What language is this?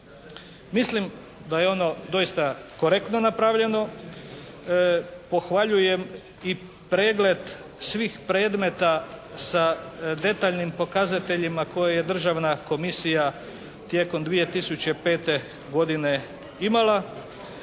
Croatian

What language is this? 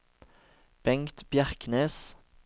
Norwegian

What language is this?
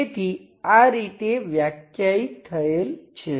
Gujarati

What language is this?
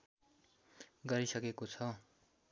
Nepali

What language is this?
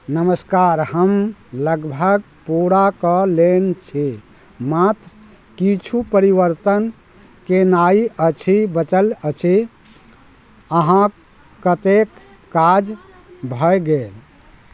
Maithili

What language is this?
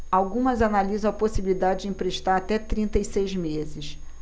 Portuguese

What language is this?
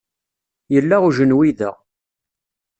Kabyle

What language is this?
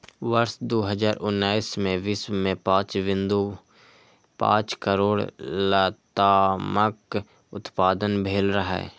Maithili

